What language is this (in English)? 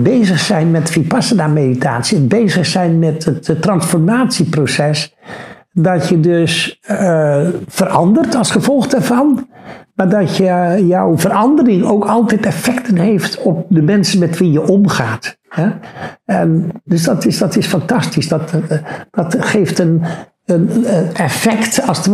Dutch